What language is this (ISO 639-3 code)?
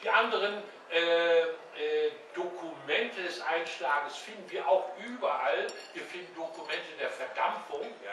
deu